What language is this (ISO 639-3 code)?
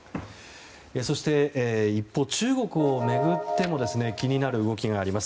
jpn